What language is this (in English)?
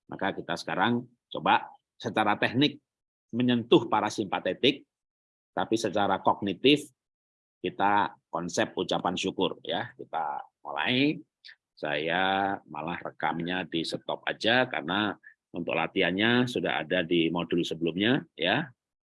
Indonesian